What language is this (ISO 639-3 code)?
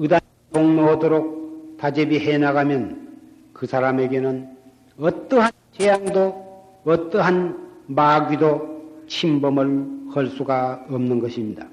kor